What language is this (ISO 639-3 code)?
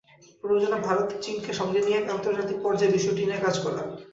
ben